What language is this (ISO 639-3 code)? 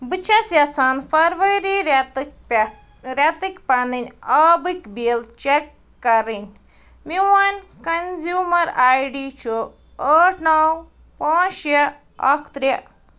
kas